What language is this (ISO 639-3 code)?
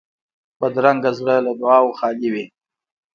pus